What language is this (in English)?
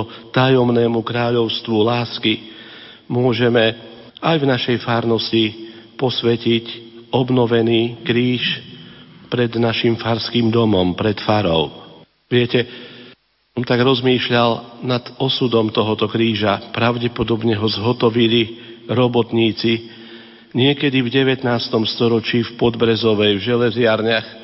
Slovak